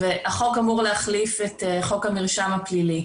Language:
Hebrew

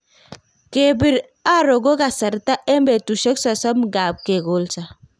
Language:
Kalenjin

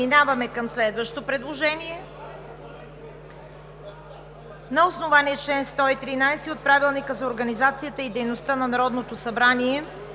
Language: Bulgarian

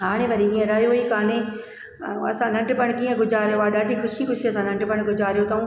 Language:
Sindhi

